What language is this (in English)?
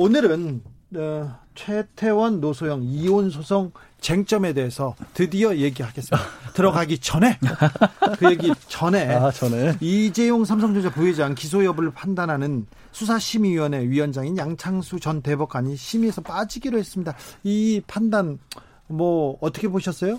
Korean